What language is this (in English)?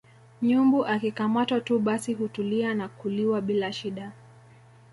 Swahili